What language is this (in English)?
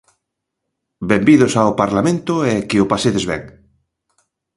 Galician